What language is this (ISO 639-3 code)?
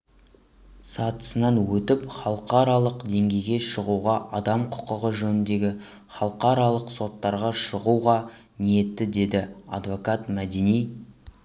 kaz